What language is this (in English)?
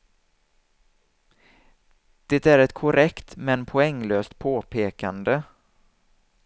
Swedish